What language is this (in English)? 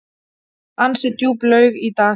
Icelandic